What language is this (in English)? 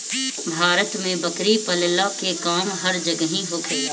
Bhojpuri